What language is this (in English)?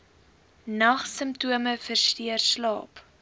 Afrikaans